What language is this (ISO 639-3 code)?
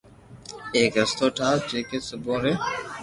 lrk